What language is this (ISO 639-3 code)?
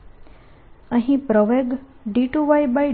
guj